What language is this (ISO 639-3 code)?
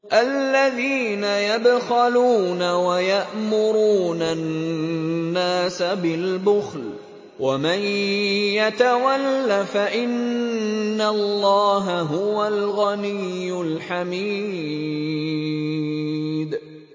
ara